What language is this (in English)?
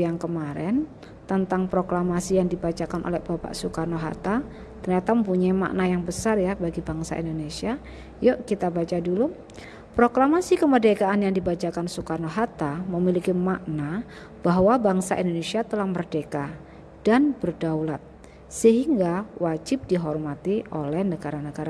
Indonesian